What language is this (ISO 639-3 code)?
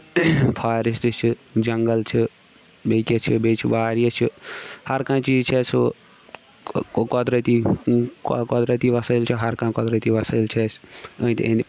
kas